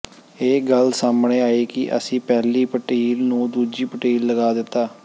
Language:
Punjabi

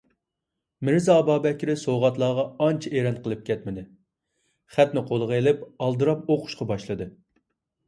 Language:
Uyghur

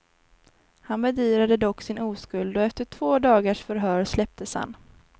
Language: Swedish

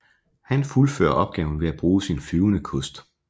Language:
Danish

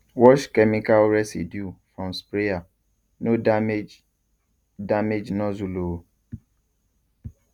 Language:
Nigerian Pidgin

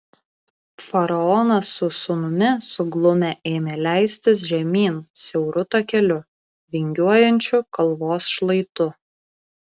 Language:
Lithuanian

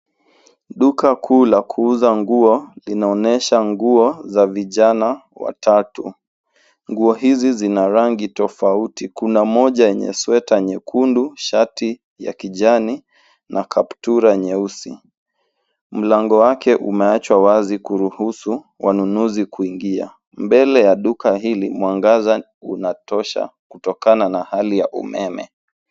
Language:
Swahili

